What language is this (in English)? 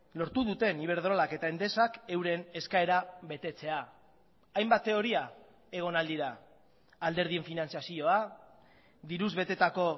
Basque